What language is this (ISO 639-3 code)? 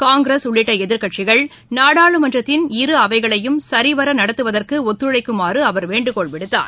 tam